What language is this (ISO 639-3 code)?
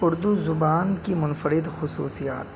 urd